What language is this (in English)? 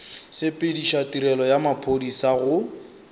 Northern Sotho